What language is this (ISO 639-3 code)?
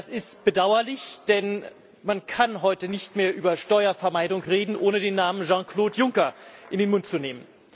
deu